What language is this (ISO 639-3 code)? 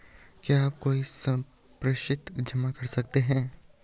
hin